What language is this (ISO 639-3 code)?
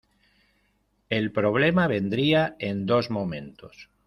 spa